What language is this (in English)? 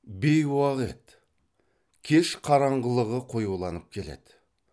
Kazakh